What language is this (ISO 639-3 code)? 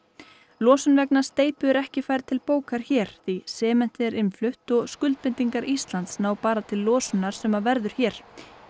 isl